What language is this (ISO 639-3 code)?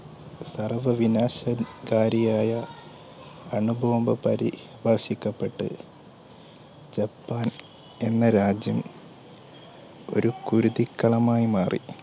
mal